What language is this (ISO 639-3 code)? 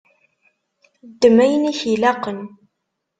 kab